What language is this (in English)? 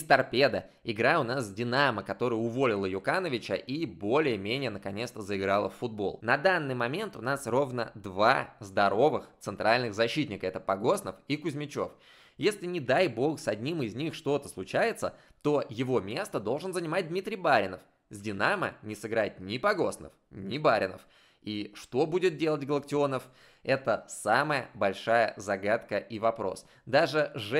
Russian